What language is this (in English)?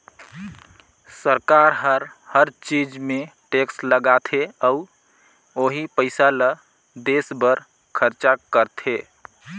Chhattisgarhi